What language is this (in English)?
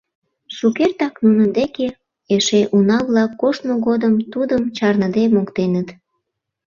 Mari